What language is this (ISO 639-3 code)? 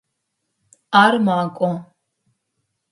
ady